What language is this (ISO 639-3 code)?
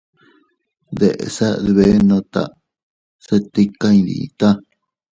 cut